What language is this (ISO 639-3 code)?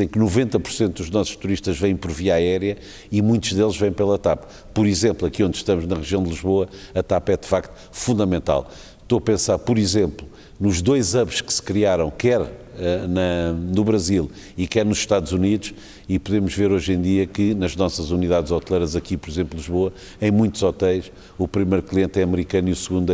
por